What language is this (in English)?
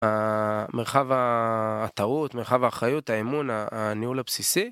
Hebrew